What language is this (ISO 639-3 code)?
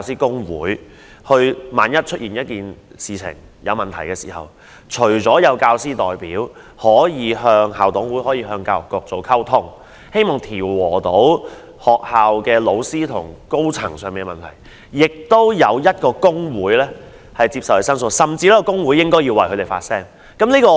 yue